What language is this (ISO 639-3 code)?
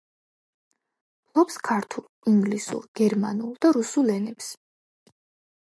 kat